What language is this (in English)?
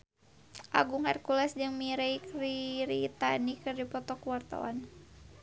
Sundanese